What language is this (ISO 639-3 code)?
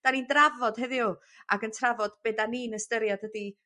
cym